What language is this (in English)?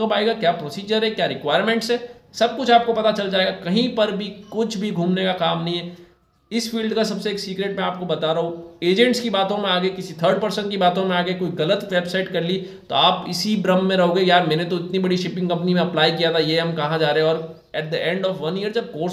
Hindi